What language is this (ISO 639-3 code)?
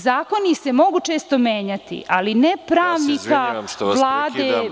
srp